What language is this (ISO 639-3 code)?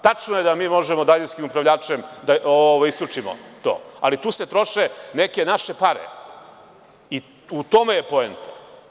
srp